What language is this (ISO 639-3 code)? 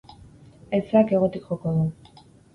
eus